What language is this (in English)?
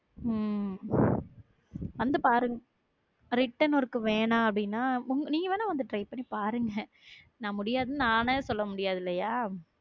Tamil